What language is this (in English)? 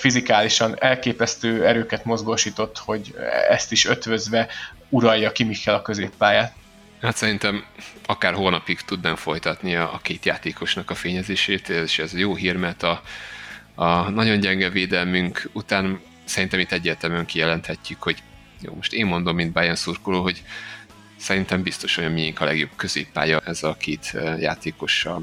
Hungarian